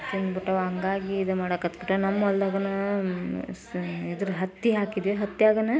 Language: Kannada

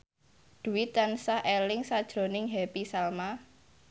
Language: Javanese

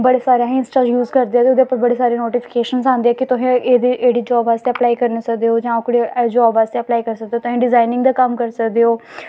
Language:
Dogri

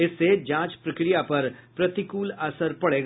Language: Hindi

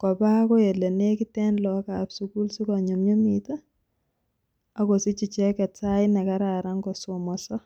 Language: Kalenjin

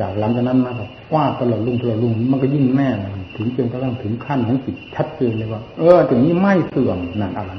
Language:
Thai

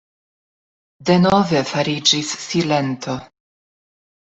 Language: Esperanto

